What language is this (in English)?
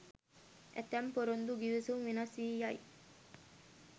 Sinhala